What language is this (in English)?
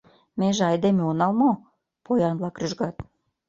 Mari